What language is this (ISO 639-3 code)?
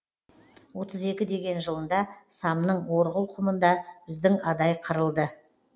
kaz